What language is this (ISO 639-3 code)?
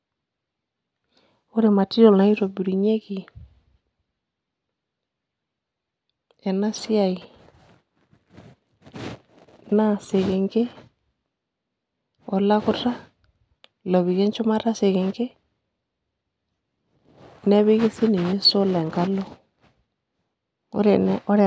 mas